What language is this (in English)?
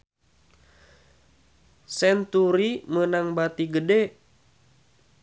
Sundanese